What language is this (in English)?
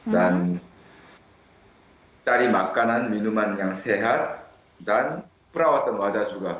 Indonesian